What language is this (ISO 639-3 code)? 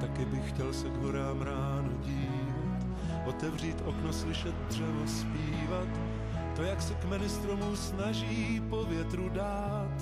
ces